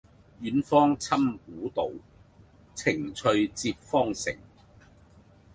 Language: Cantonese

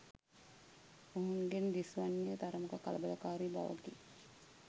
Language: Sinhala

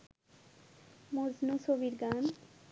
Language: Bangla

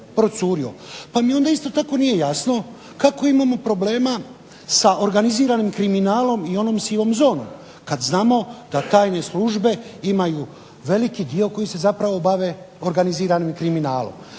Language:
Croatian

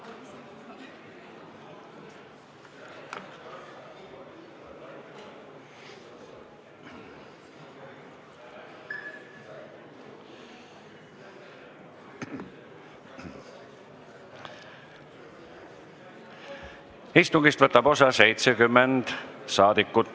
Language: Estonian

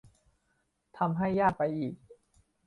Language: Thai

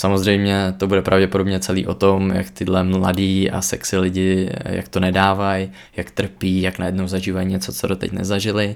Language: Czech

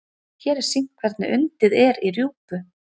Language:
Icelandic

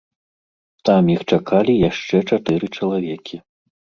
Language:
Belarusian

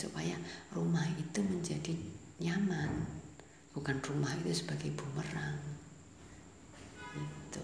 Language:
Indonesian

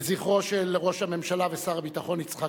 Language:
Hebrew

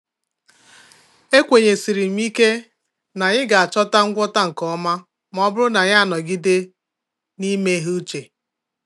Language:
Igbo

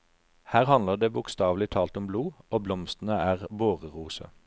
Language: Norwegian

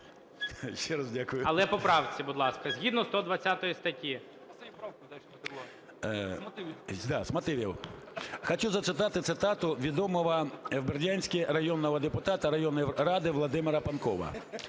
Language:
Ukrainian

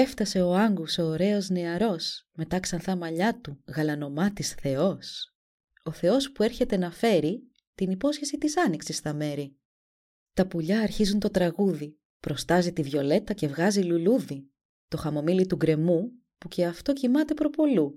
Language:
Greek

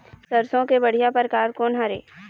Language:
Chhattisgarhi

